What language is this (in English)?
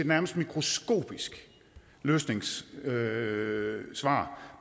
Danish